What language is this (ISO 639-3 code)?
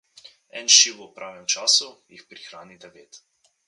slv